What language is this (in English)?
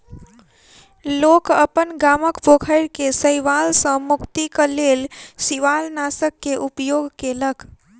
Maithili